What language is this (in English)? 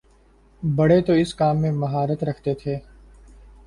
Urdu